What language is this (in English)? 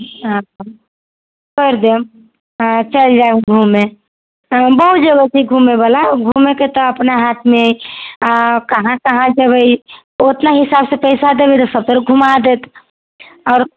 Maithili